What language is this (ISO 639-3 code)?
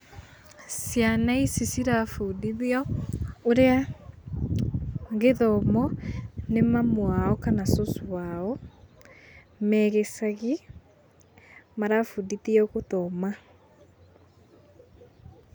kik